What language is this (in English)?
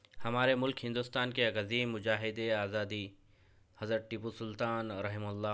Urdu